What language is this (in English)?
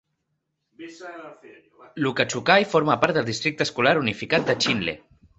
Catalan